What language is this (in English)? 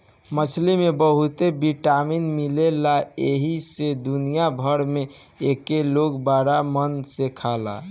Bhojpuri